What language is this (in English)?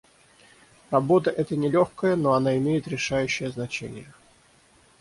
Russian